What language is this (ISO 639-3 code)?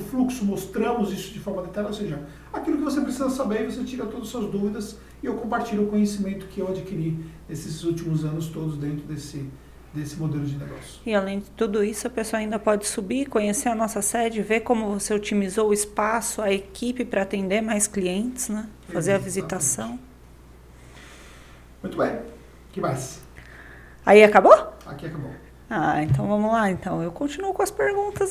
por